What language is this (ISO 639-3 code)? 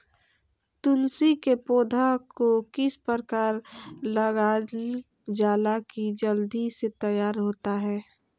mag